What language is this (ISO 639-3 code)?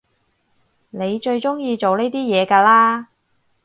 yue